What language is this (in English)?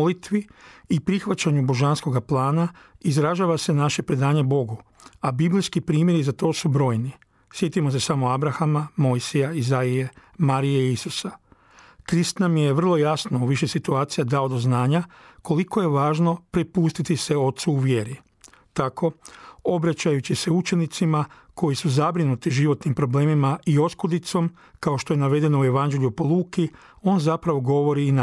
Croatian